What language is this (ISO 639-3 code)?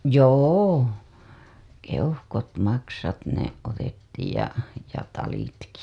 fin